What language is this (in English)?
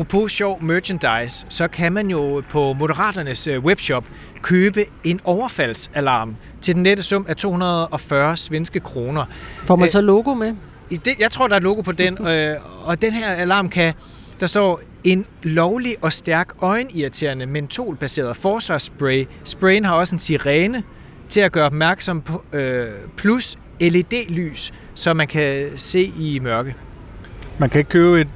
Danish